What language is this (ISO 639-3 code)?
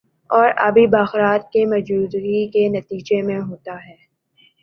urd